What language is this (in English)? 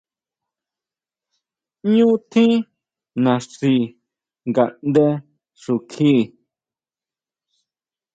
Huautla Mazatec